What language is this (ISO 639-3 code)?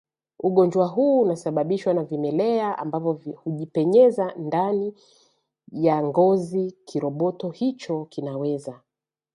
swa